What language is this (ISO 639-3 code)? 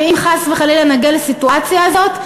heb